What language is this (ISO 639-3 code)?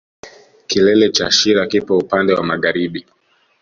swa